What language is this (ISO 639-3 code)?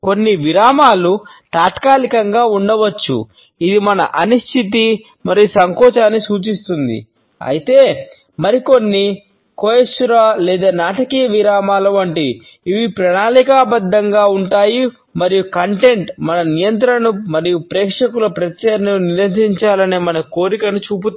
tel